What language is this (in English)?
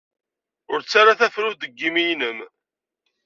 Kabyle